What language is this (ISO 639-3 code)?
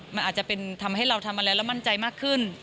tha